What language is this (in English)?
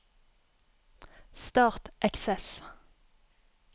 Norwegian